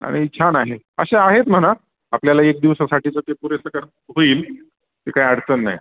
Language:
Marathi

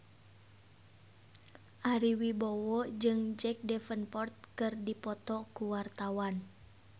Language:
Sundanese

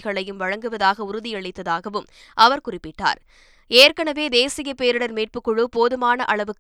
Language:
Tamil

